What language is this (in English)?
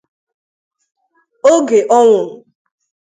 Igbo